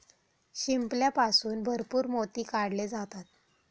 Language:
Marathi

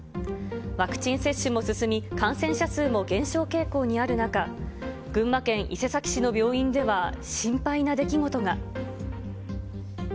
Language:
Japanese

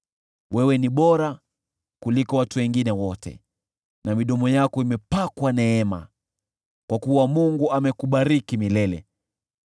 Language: Swahili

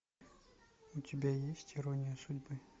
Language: Russian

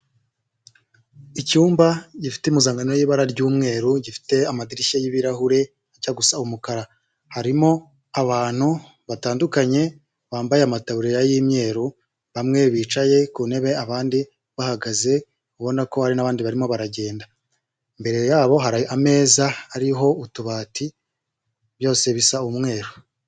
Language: Kinyarwanda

